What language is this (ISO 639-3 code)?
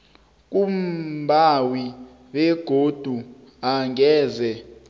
nbl